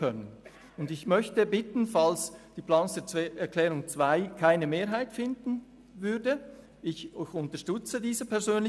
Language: Swiss German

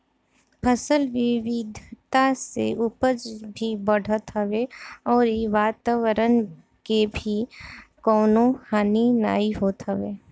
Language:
Bhojpuri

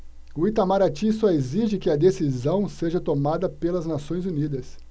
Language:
Portuguese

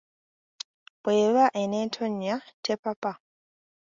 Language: Ganda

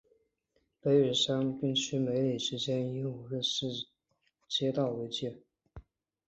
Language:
Chinese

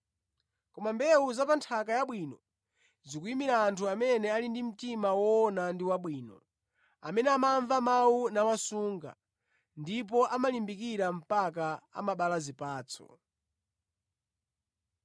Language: Nyanja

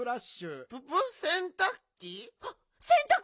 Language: Japanese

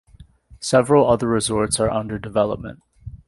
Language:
English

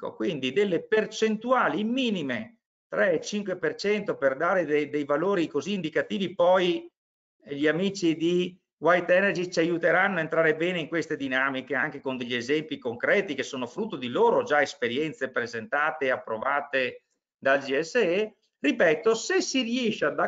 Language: Italian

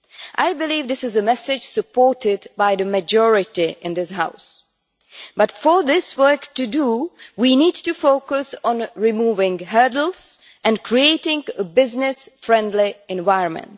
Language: English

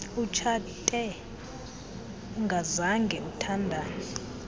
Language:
Xhosa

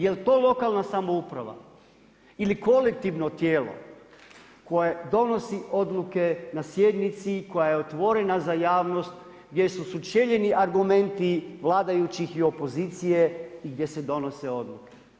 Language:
Croatian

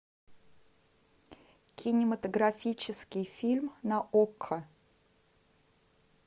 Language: Russian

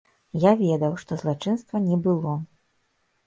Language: Belarusian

